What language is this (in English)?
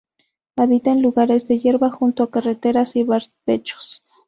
Spanish